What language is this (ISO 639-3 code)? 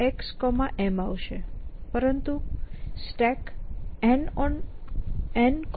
guj